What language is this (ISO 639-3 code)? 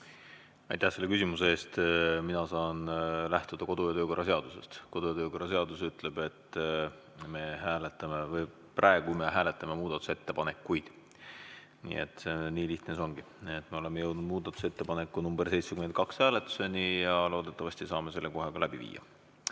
est